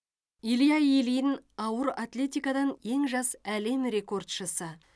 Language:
Kazakh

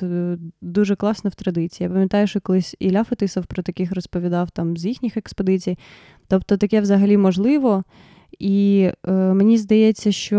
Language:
Ukrainian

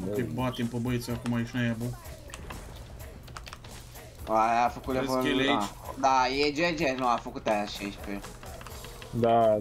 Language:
Romanian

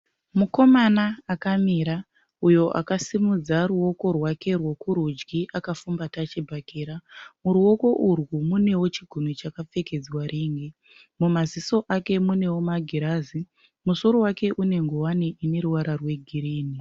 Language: Shona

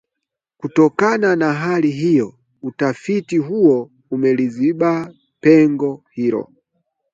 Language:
Swahili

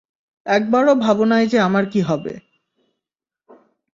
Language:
Bangla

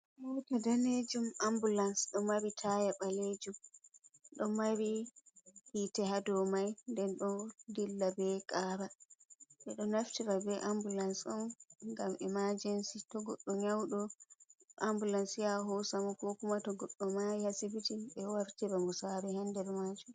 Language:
Fula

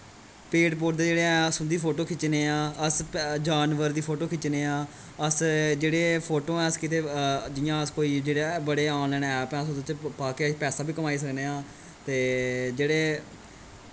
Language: Dogri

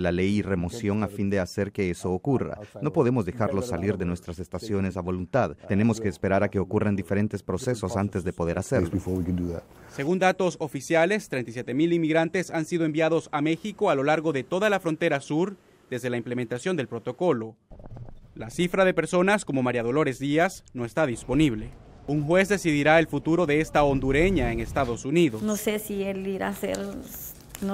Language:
Spanish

